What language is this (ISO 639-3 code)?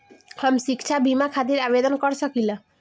bho